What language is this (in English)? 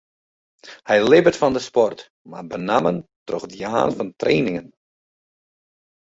Western Frisian